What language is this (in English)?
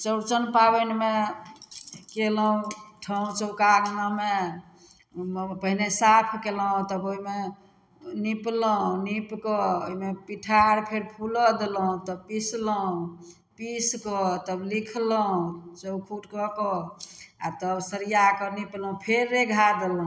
Maithili